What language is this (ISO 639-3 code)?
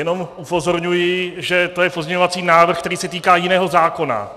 ces